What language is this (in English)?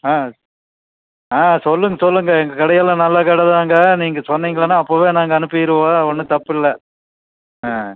Tamil